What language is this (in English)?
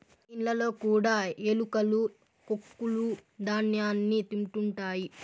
Telugu